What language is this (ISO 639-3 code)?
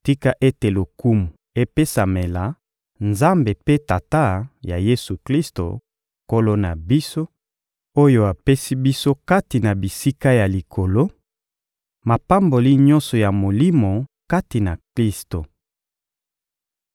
lin